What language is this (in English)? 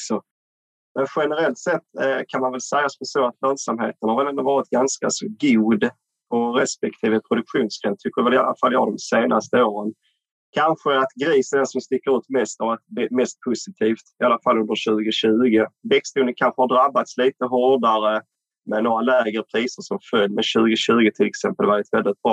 Swedish